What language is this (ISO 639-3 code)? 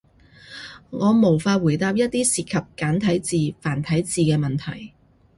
yue